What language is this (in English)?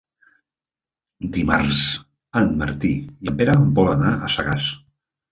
Catalan